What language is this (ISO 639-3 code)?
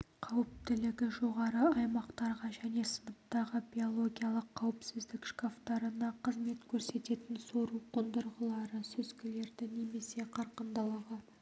kaz